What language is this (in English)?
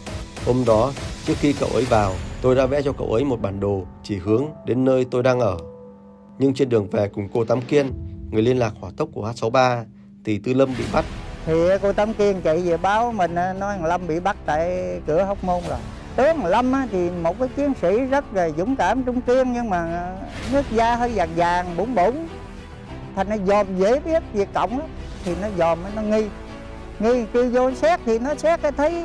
Vietnamese